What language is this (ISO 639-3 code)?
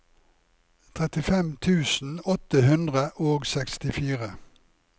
nor